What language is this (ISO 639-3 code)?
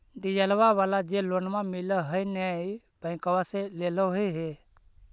mag